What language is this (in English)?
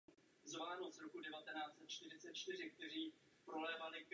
Czech